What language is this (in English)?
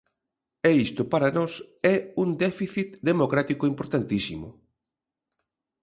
Galician